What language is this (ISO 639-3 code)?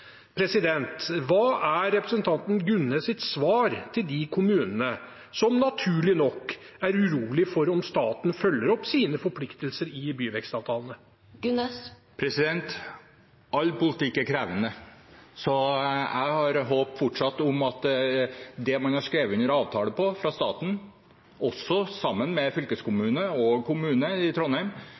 nob